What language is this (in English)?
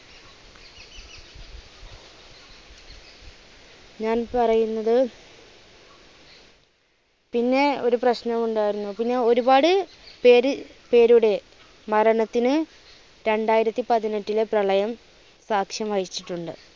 Malayalam